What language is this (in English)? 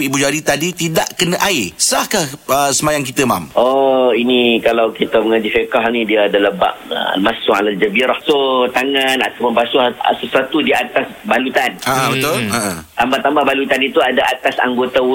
Malay